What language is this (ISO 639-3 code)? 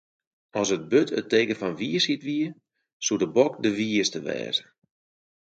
fry